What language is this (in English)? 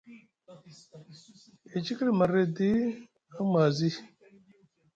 Musgu